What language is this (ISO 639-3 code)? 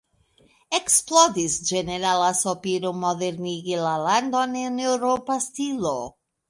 epo